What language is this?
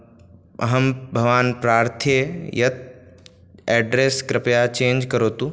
Sanskrit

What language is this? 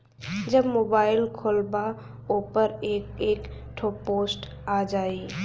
Bhojpuri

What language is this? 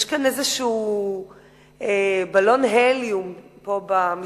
Hebrew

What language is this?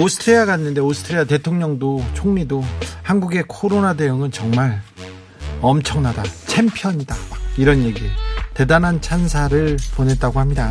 Korean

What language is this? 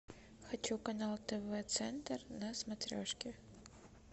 Russian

